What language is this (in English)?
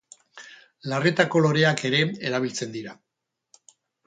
Basque